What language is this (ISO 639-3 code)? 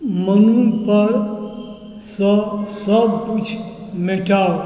mai